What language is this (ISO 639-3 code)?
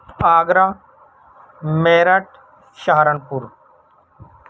urd